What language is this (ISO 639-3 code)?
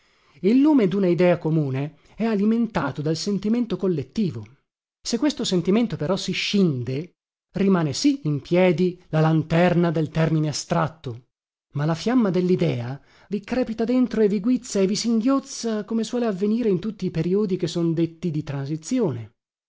ita